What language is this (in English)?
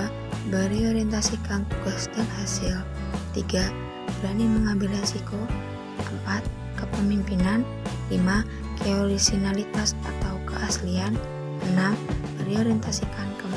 Indonesian